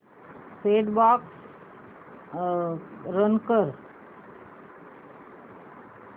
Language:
Marathi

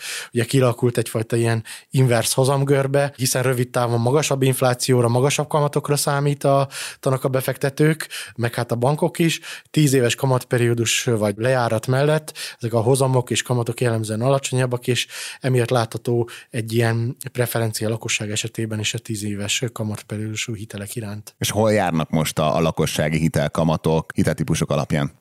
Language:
Hungarian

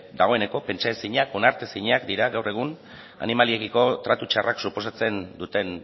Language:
Basque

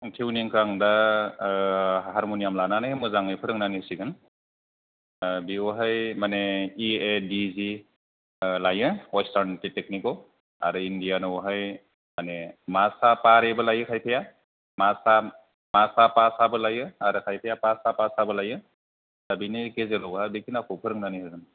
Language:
Bodo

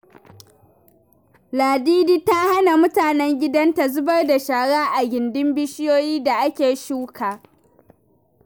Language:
Hausa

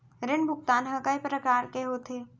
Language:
Chhattisgarhi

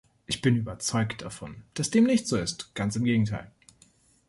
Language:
German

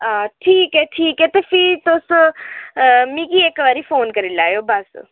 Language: Dogri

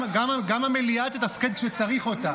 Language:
Hebrew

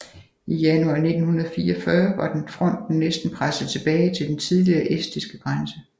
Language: Danish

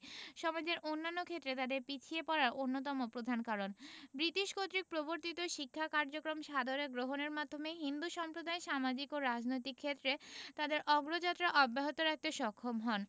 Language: Bangla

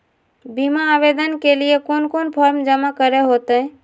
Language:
Magahi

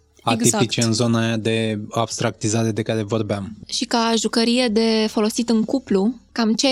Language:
Romanian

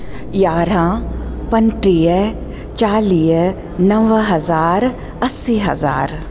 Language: Sindhi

